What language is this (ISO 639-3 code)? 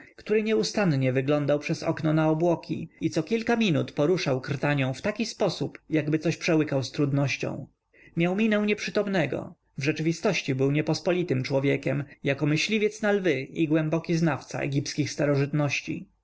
pol